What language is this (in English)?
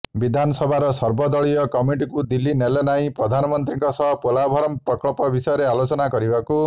Odia